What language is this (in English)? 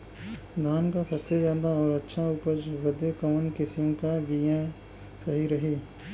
Bhojpuri